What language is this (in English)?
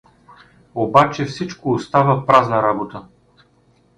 Bulgarian